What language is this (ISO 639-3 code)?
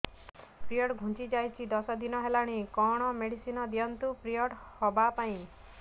ori